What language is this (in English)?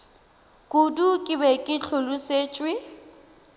Northern Sotho